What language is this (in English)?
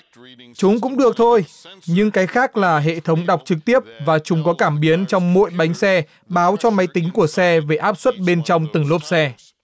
Vietnamese